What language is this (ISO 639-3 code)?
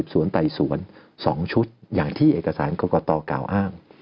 tha